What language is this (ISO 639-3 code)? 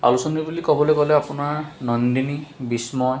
asm